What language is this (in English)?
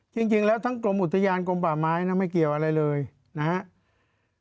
Thai